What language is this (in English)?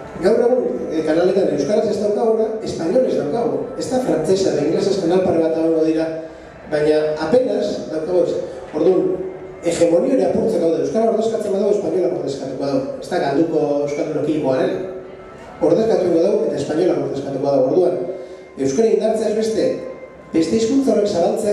Greek